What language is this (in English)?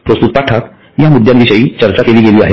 Marathi